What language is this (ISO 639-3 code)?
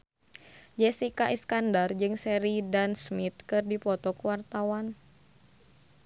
sun